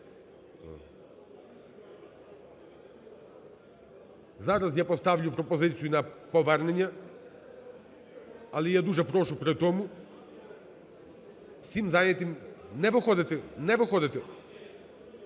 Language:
Ukrainian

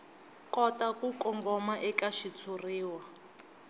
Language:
Tsonga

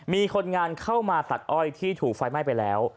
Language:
Thai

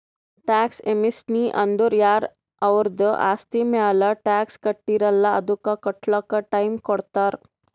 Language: Kannada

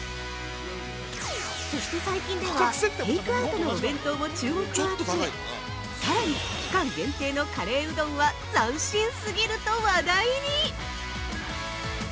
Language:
Japanese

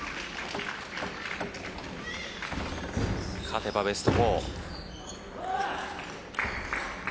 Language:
Japanese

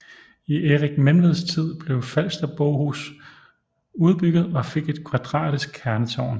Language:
Danish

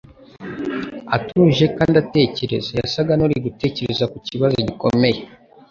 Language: Kinyarwanda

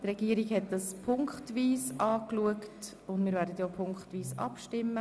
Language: Swiss German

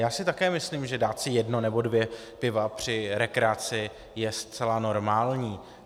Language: Czech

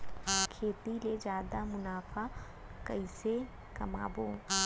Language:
Chhattisgarhi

